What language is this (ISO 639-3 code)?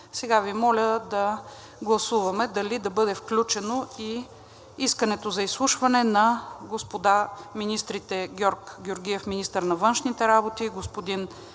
bul